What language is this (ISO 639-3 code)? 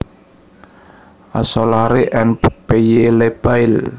jav